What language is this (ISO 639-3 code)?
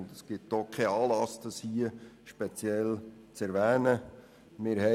gsw